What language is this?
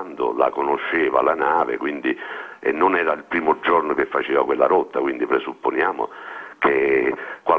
Italian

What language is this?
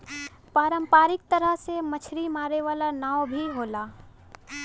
Bhojpuri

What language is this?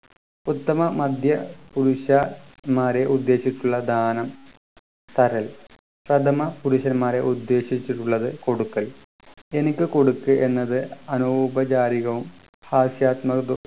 Malayalam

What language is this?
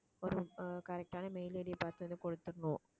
Tamil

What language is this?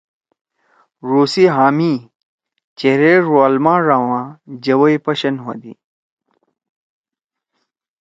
Torwali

